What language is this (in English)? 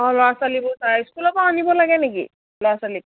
Assamese